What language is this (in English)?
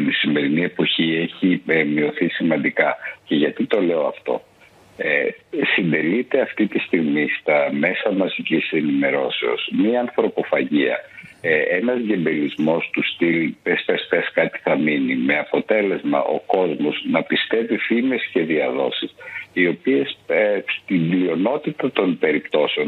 Greek